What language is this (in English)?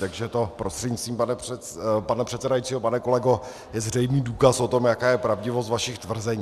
Czech